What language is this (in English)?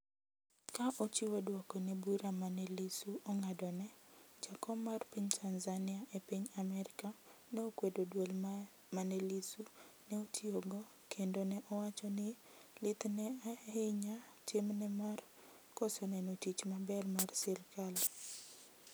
Luo (Kenya and Tanzania)